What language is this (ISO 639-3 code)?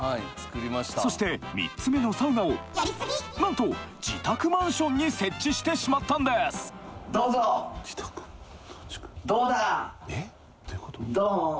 jpn